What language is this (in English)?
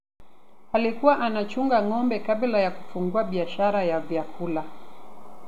Luo (Kenya and Tanzania)